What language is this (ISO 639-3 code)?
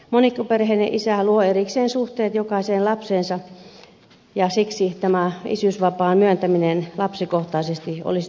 fin